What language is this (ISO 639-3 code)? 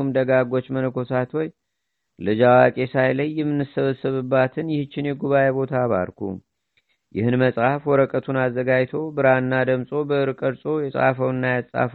amh